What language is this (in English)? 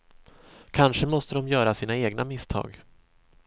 Swedish